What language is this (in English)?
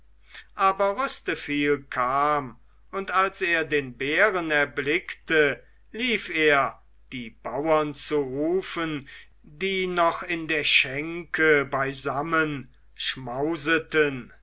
German